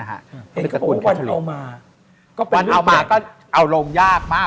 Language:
Thai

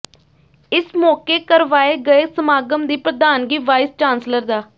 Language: Punjabi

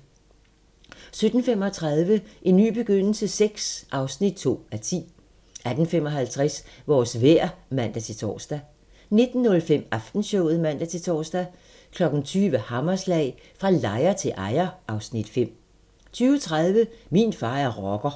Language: Danish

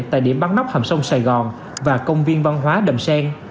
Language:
Vietnamese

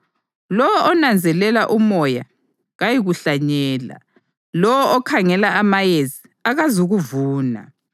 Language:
North Ndebele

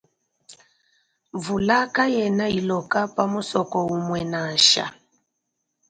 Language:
Luba-Lulua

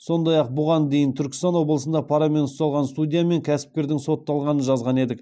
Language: Kazakh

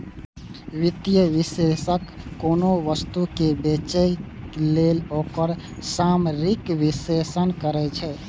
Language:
Maithili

